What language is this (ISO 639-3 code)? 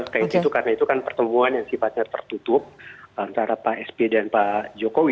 ind